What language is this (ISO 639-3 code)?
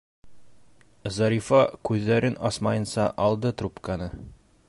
bak